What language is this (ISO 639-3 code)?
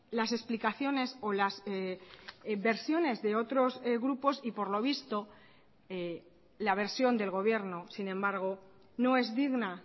spa